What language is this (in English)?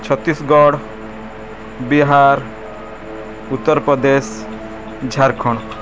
Odia